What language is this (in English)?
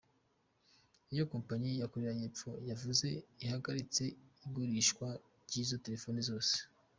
Kinyarwanda